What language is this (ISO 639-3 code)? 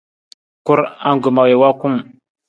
nmz